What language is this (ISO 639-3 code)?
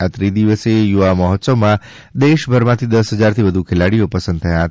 guj